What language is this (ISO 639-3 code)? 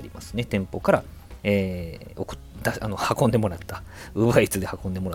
jpn